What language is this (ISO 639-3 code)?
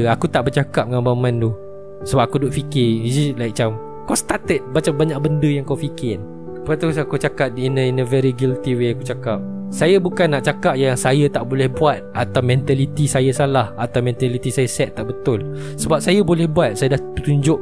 msa